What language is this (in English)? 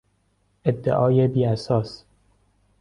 Persian